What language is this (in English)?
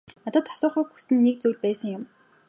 Mongolian